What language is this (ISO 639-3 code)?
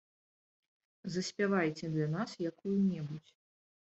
bel